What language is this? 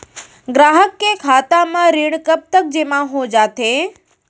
Chhattisgarhi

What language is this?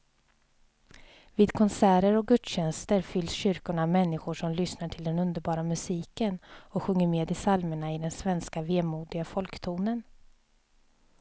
Swedish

